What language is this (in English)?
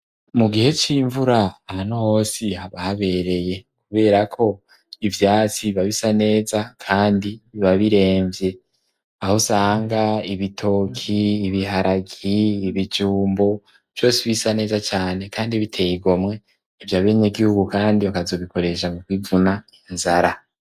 Rundi